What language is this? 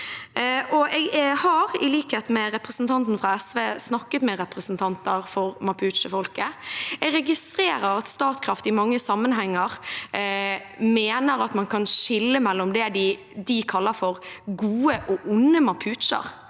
Norwegian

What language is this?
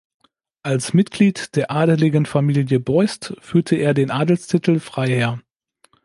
German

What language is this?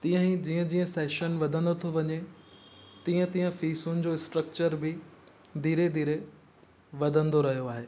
Sindhi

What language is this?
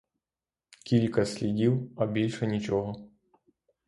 Ukrainian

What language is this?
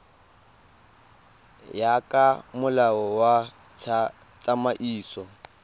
Tswana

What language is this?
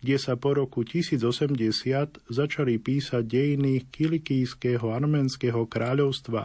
Slovak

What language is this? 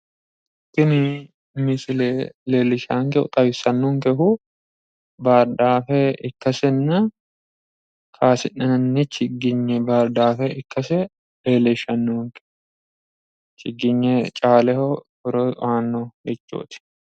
Sidamo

